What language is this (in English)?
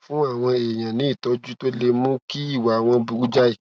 Yoruba